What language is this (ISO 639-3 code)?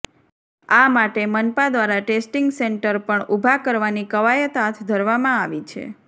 guj